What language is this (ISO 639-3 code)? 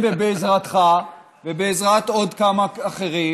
heb